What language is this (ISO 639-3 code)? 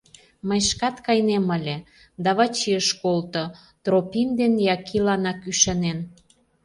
chm